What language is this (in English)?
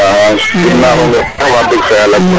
Serer